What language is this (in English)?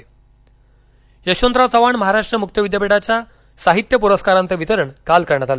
Marathi